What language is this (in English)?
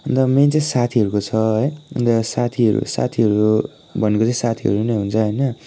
Nepali